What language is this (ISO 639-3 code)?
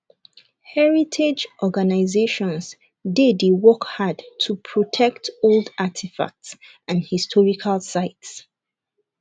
pcm